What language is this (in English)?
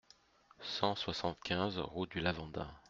French